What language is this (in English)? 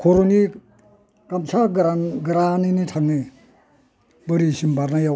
Bodo